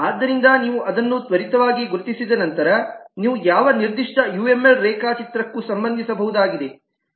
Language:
Kannada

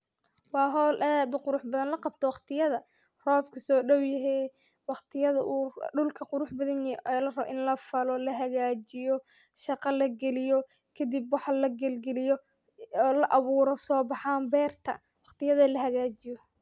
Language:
Somali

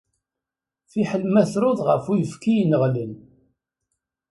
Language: Kabyle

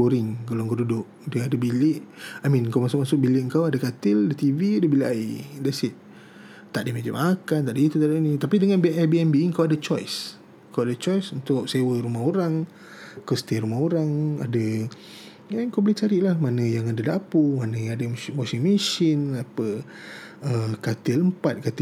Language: Malay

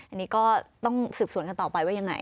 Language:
Thai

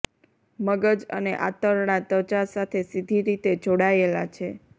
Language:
Gujarati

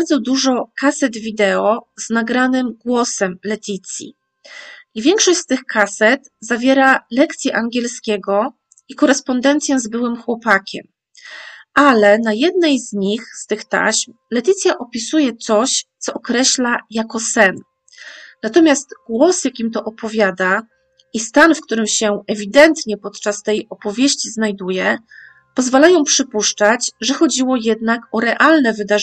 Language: Polish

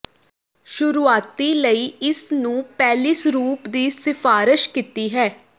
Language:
Punjabi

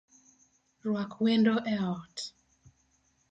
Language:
Luo (Kenya and Tanzania)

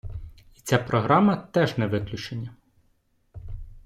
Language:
Ukrainian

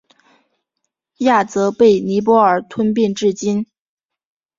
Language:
Chinese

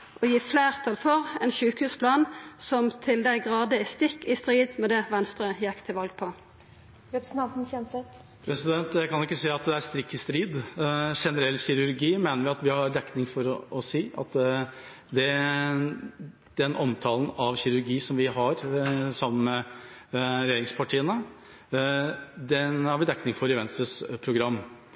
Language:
Norwegian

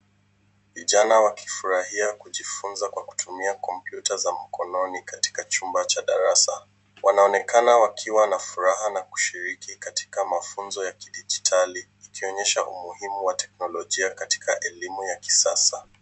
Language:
Swahili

